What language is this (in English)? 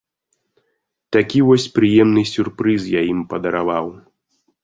Belarusian